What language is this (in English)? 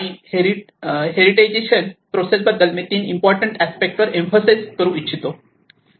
Marathi